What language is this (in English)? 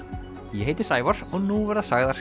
Icelandic